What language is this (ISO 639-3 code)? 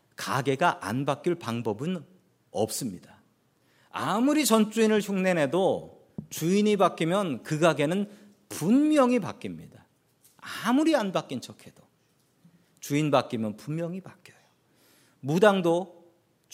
kor